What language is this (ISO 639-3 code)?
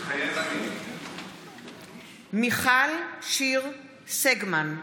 heb